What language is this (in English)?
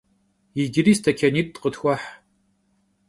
Kabardian